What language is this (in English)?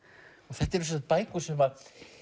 Icelandic